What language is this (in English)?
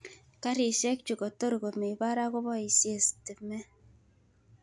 Kalenjin